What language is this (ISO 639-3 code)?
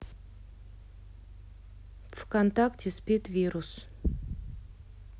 rus